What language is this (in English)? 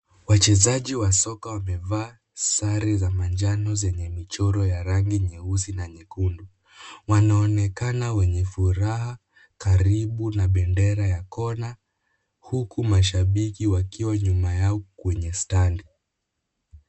Swahili